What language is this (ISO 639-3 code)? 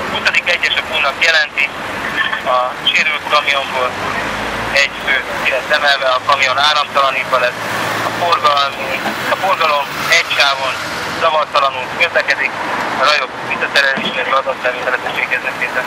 hun